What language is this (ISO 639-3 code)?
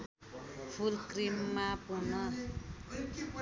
nep